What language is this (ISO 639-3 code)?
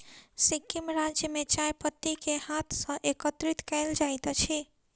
mai